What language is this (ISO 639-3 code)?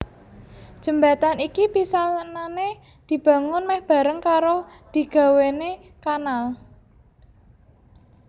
jav